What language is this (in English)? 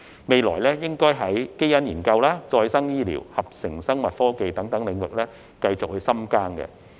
Cantonese